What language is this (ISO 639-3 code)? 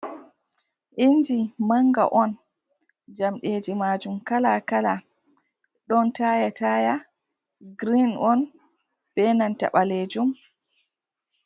ful